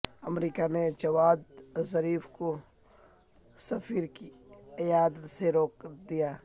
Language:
Urdu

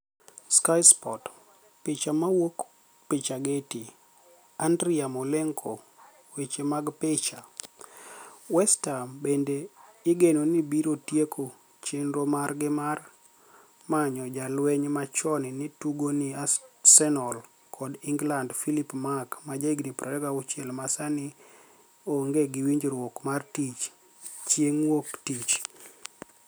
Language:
Luo (Kenya and Tanzania)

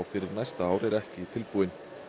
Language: Icelandic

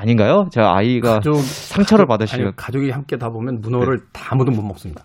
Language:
Korean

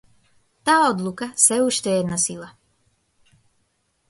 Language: Macedonian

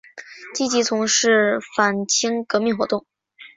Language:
Chinese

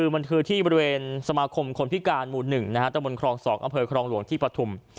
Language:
Thai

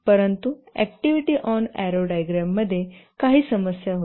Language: Marathi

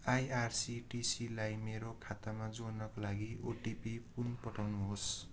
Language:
Nepali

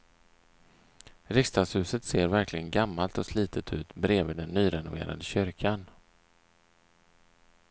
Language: Swedish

